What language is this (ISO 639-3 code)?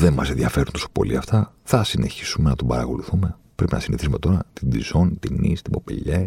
ell